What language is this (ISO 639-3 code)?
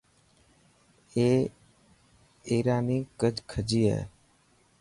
mki